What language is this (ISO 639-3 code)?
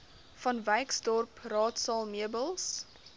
afr